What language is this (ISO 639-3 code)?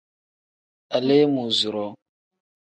kdh